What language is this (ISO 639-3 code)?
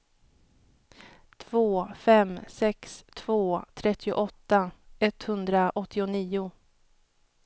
swe